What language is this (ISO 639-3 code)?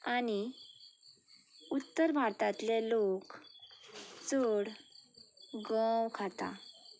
kok